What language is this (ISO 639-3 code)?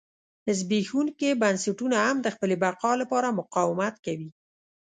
pus